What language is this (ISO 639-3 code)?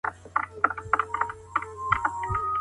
pus